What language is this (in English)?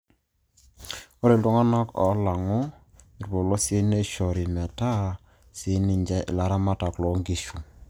Masai